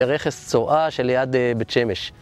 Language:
Hebrew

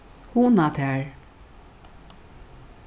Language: Faroese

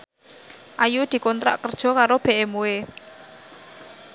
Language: Javanese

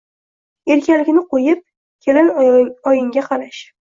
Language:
Uzbek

